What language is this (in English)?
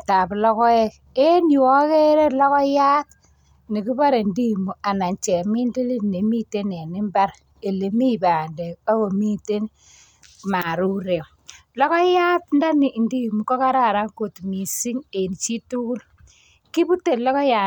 Kalenjin